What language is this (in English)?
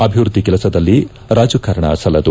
Kannada